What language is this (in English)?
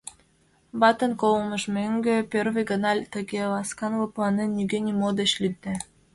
Mari